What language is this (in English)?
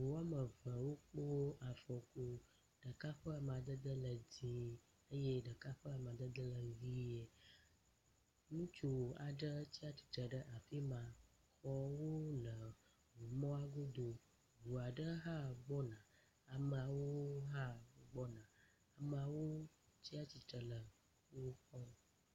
Ewe